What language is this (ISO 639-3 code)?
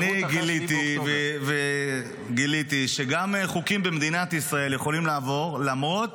heb